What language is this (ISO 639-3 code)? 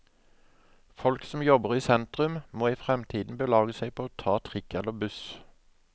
nor